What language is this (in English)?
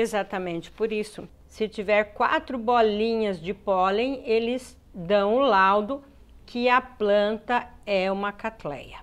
Portuguese